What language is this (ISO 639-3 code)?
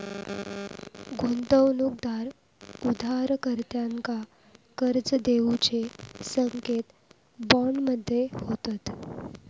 mar